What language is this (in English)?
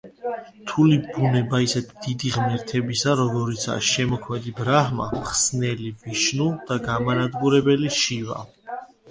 Georgian